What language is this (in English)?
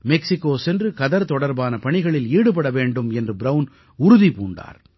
Tamil